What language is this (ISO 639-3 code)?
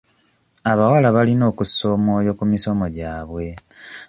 lug